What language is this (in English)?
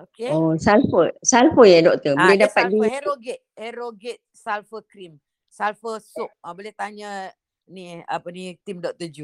Malay